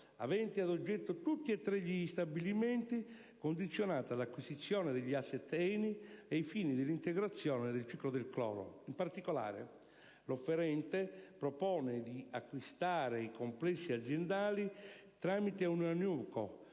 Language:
Italian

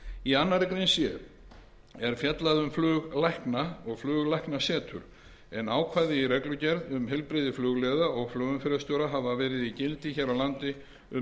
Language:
Icelandic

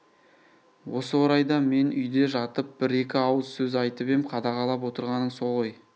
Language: Kazakh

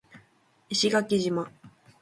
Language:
Japanese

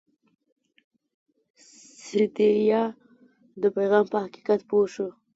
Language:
Pashto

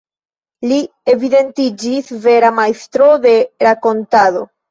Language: Esperanto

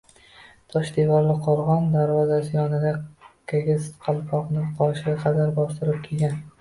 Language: Uzbek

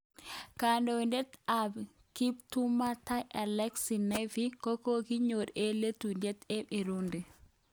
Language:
Kalenjin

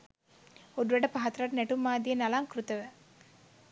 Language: Sinhala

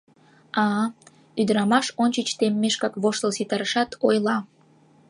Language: Mari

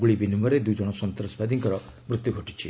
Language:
Odia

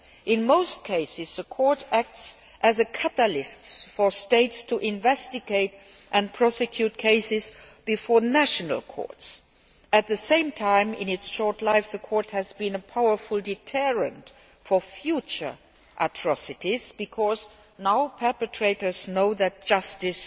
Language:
English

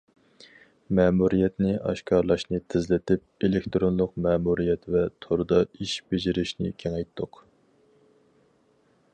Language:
Uyghur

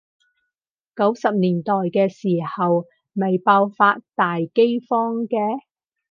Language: Cantonese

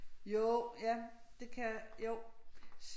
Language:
Danish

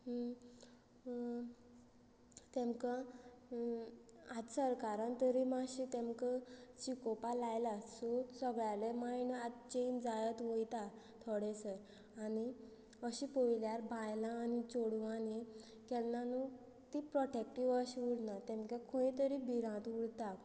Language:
Konkani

